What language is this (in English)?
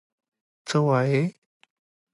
Pashto